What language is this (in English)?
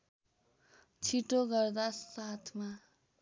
Nepali